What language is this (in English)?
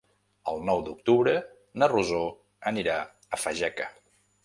Catalan